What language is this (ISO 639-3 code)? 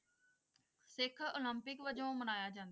pan